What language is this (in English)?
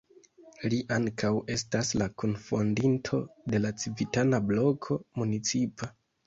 Esperanto